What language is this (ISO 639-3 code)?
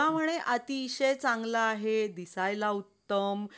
mar